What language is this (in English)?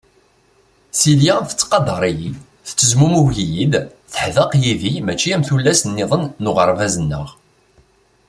Kabyle